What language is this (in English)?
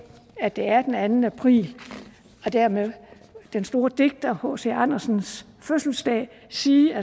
Danish